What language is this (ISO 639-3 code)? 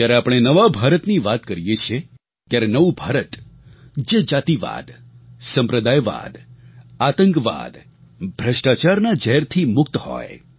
guj